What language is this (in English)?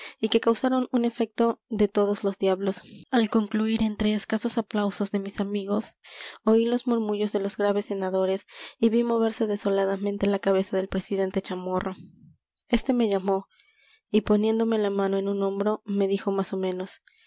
Spanish